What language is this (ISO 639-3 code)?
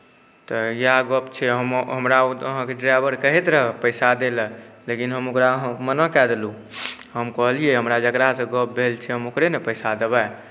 mai